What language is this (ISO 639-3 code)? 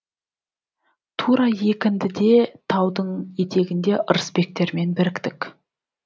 kaz